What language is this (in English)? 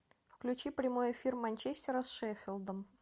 Russian